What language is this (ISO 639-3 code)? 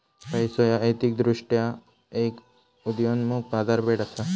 mar